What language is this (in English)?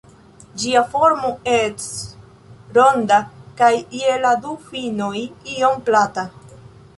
Esperanto